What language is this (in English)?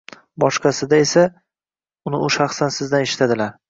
Uzbek